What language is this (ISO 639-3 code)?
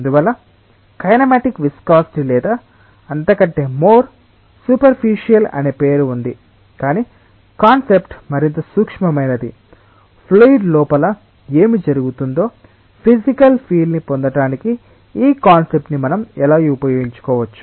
tel